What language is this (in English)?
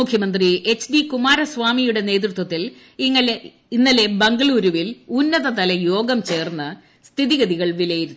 Malayalam